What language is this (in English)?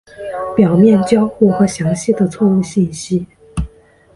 Chinese